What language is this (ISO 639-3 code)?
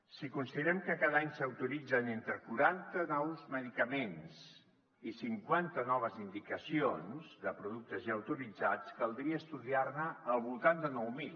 cat